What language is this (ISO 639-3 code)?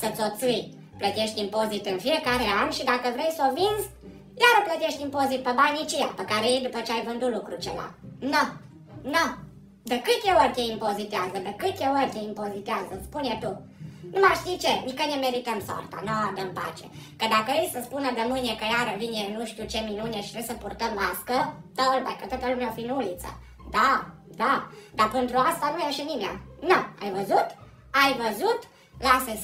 ron